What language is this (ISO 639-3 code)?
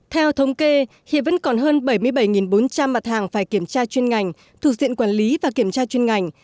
vie